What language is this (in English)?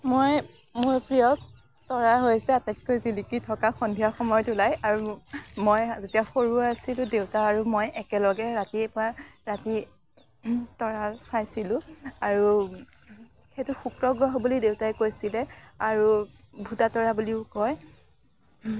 Assamese